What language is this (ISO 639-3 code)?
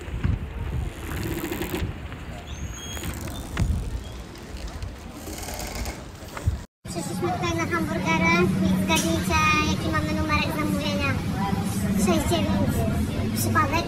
pol